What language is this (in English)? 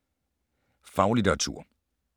Danish